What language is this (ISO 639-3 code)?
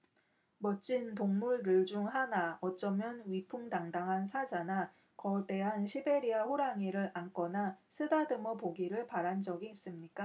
kor